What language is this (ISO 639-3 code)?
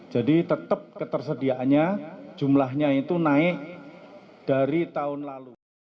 ind